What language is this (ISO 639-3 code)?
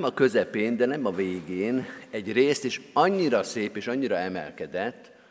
hun